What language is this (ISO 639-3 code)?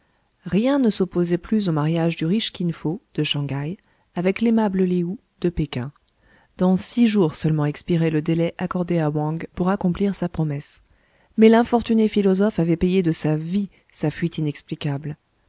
fra